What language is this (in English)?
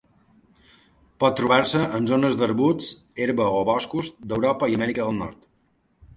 Catalan